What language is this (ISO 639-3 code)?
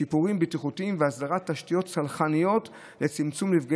heb